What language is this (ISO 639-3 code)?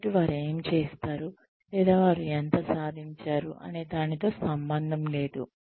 tel